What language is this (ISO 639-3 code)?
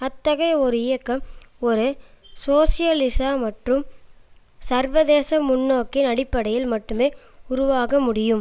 tam